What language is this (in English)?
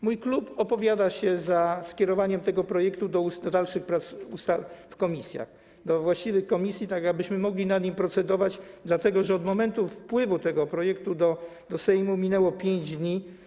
Polish